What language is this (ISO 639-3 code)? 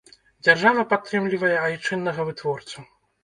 bel